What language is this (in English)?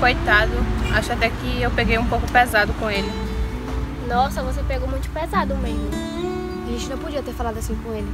Portuguese